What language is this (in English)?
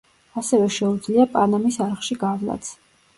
Georgian